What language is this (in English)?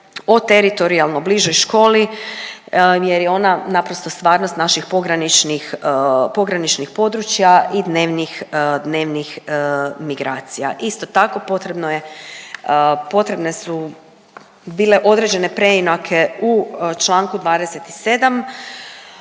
Croatian